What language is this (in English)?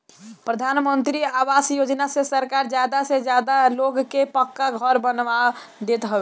Bhojpuri